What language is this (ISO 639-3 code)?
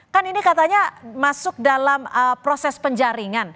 ind